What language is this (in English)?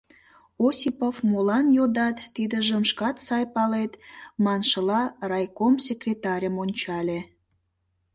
Mari